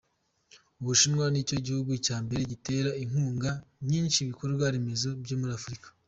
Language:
Kinyarwanda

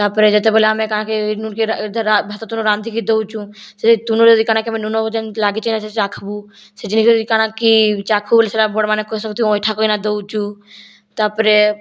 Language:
Odia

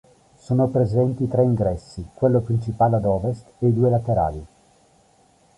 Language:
Italian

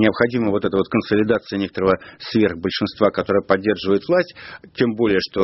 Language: Russian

